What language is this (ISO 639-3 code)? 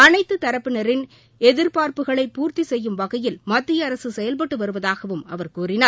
tam